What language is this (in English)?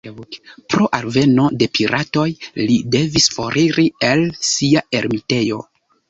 Esperanto